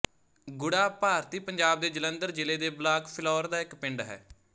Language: Punjabi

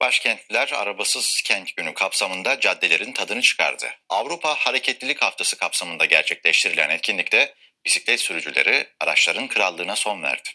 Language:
Turkish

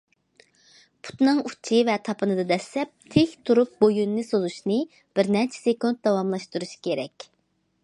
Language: Uyghur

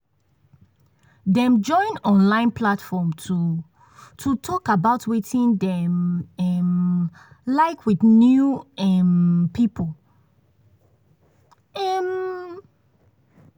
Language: Nigerian Pidgin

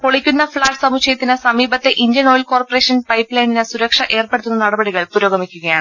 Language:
Malayalam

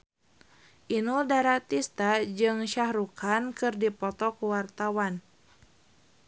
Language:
Sundanese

